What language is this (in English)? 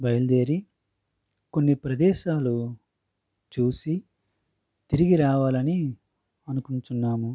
Telugu